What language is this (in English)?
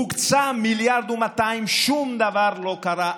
Hebrew